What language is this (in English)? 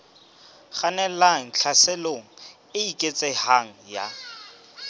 Southern Sotho